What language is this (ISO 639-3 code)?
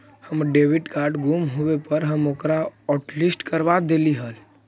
mag